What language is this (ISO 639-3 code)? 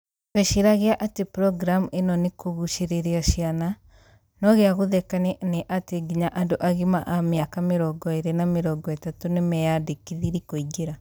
kik